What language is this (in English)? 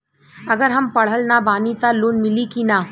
Bhojpuri